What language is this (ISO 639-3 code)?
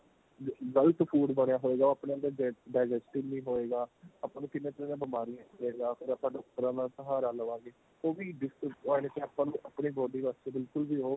pan